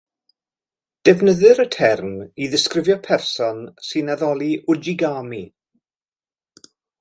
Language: Welsh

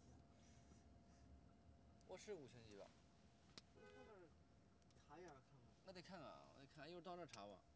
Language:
Chinese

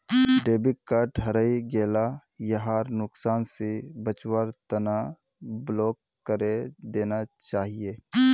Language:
Magahi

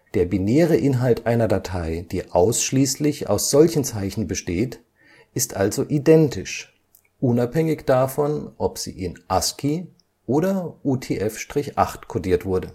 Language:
German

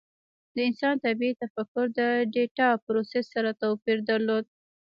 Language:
Pashto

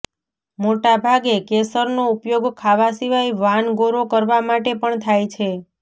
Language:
Gujarati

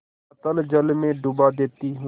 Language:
Hindi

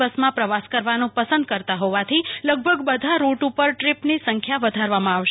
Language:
Gujarati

